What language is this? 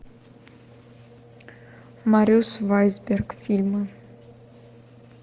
Russian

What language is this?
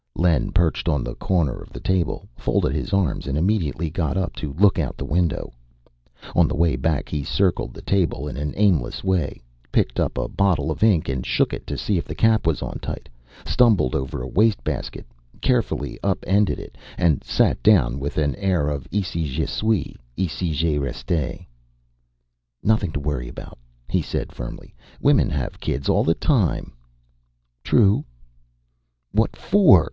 English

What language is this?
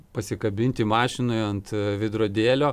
Lithuanian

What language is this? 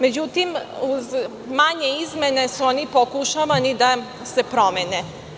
Serbian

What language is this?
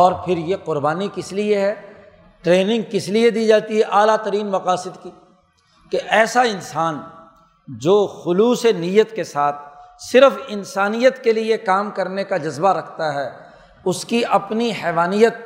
Urdu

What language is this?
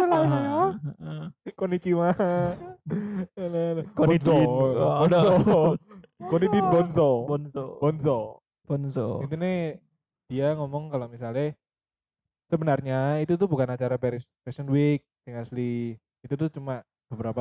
Indonesian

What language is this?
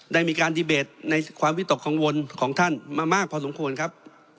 Thai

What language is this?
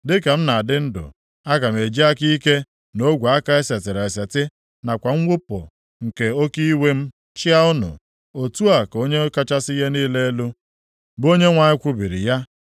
Igbo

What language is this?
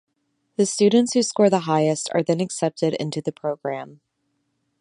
English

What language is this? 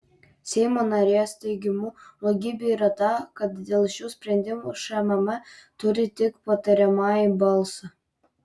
Lithuanian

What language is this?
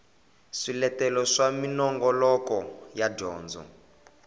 Tsonga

